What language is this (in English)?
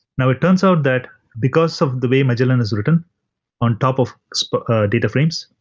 English